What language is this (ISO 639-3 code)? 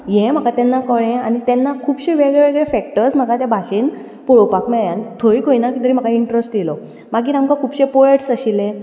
kok